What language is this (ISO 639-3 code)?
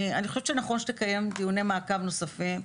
heb